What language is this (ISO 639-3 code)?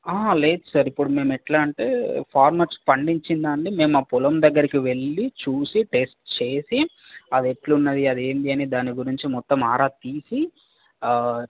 tel